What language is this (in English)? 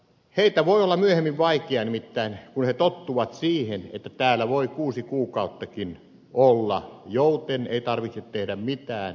Finnish